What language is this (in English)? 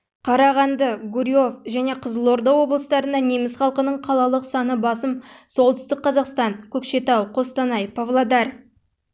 Kazakh